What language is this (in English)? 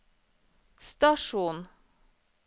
Norwegian